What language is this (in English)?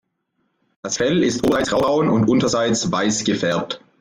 German